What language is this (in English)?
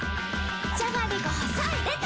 Japanese